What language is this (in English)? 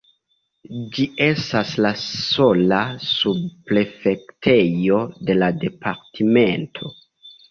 Esperanto